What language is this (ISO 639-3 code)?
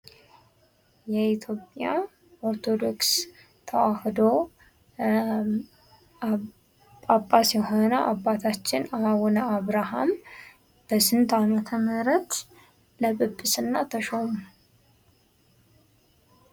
amh